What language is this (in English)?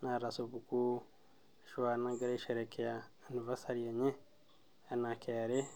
Masai